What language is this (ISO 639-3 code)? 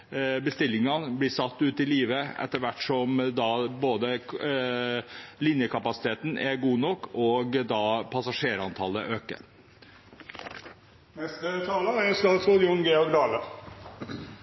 nob